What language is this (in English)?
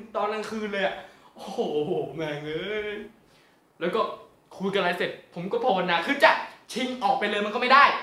Thai